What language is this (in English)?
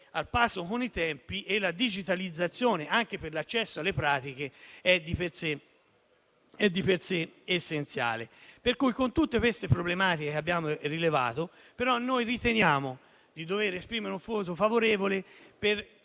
Italian